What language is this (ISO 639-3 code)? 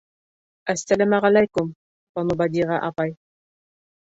bak